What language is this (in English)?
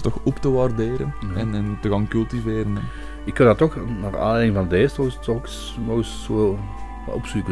Dutch